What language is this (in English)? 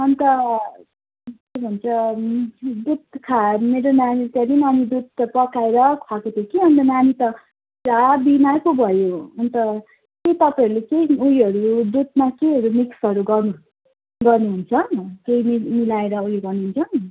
Nepali